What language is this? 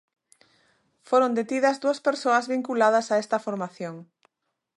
Galician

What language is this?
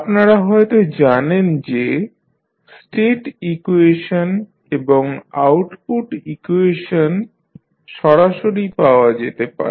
Bangla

